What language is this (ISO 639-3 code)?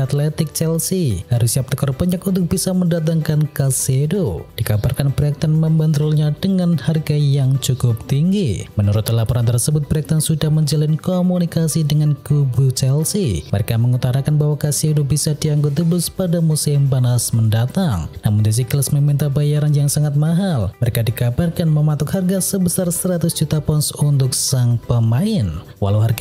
ind